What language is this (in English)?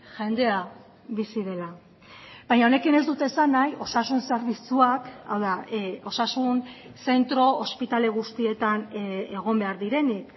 Basque